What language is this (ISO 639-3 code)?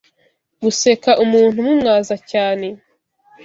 kin